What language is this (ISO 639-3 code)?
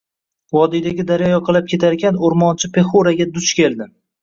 uzb